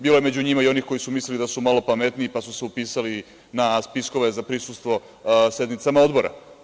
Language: Serbian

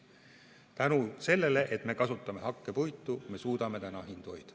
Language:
Estonian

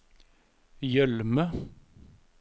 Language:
Norwegian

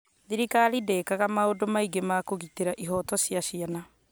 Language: Kikuyu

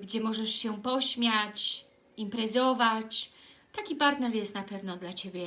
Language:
Polish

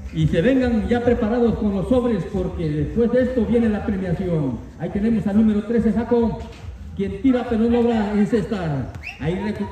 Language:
Spanish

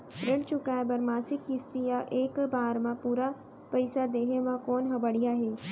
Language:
Chhattisgarhi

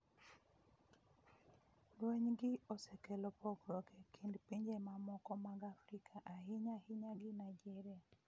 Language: Luo (Kenya and Tanzania)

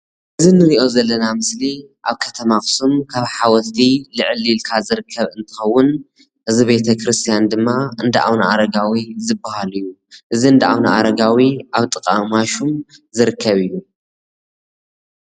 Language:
Tigrinya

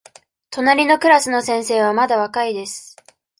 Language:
Japanese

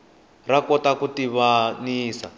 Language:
Tsonga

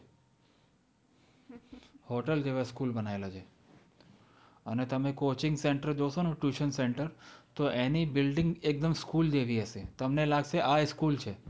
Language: Gujarati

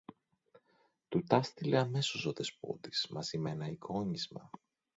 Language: Greek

